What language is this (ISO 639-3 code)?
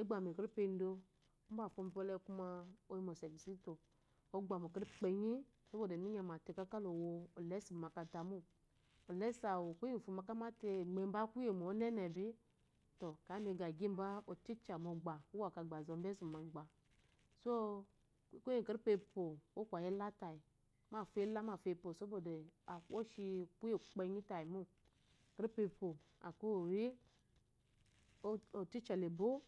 afo